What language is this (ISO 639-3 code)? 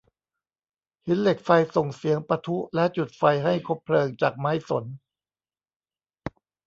tha